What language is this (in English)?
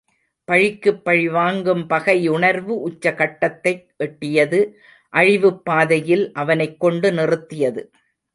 Tamil